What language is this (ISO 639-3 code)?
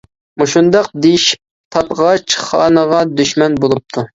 uig